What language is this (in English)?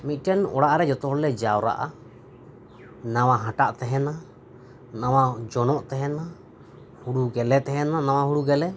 Santali